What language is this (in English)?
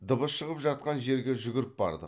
Kazakh